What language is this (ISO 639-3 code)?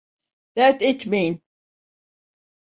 tur